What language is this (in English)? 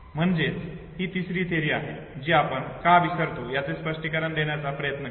Marathi